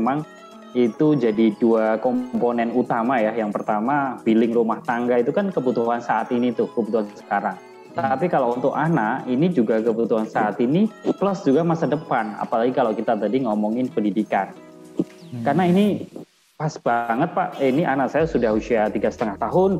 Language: Indonesian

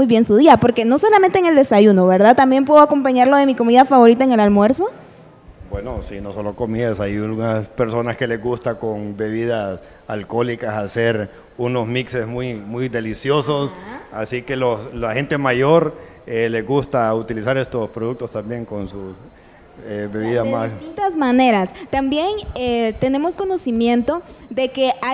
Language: Spanish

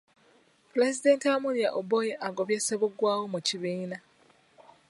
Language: Ganda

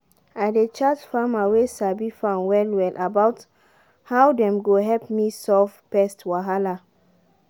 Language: Nigerian Pidgin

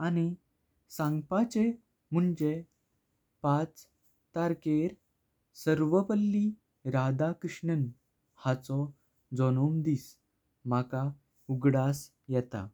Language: Konkani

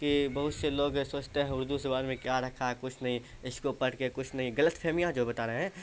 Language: Urdu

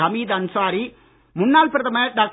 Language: Tamil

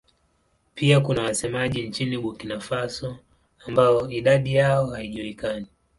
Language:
Swahili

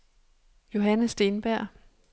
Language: Danish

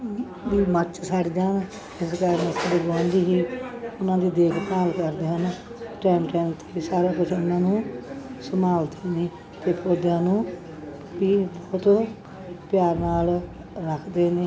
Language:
Punjabi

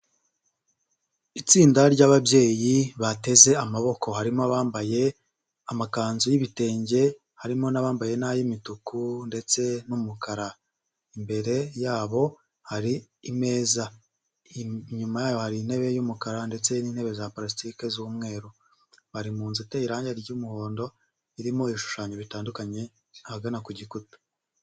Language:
Kinyarwanda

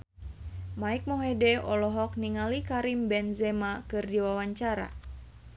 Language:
Sundanese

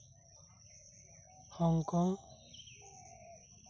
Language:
Santali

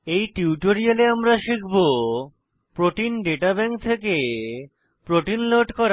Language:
Bangla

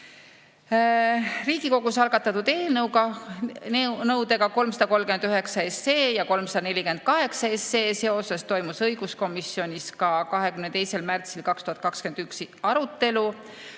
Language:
Estonian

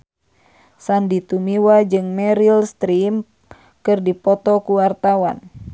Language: Sundanese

